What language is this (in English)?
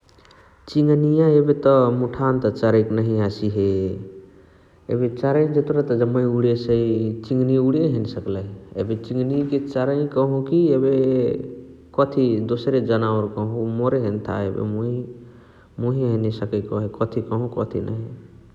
Chitwania Tharu